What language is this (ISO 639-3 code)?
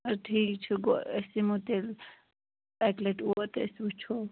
kas